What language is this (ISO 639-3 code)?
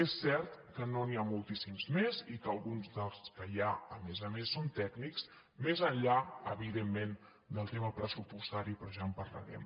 cat